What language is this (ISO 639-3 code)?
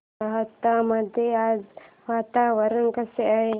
mar